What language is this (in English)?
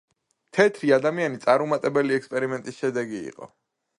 Georgian